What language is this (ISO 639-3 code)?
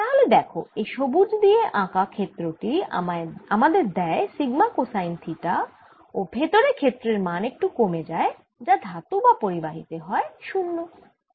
ben